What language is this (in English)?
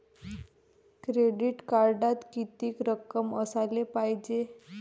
Marathi